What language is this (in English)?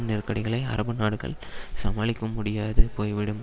Tamil